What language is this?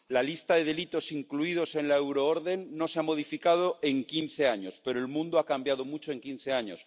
Spanish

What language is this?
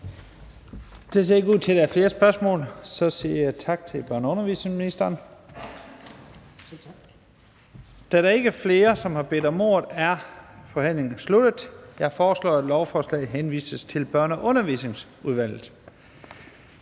Danish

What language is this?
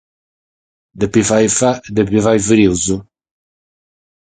Sardinian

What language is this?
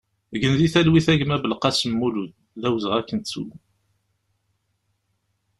Kabyle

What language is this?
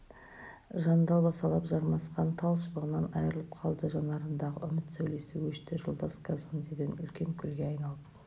Kazakh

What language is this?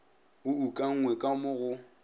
Northern Sotho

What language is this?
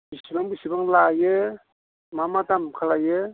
Bodo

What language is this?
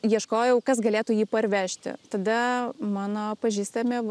Lithuanian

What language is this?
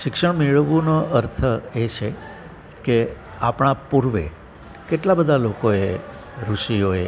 Gujarati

